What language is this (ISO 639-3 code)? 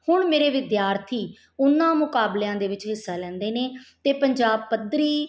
pan